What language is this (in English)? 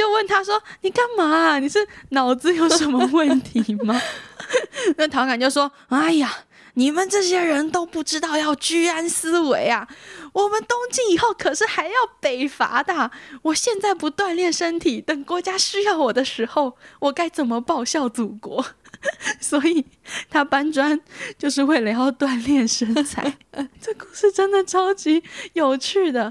Chinese